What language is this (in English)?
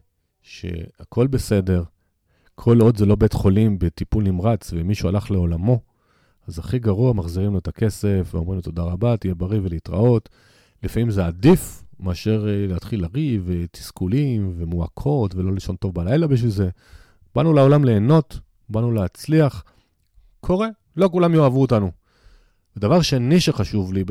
Hebrew